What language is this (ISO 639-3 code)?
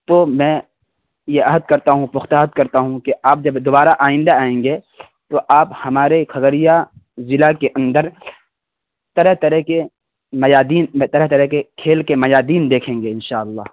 urd